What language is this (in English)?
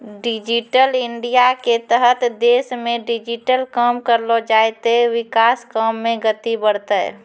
Maithili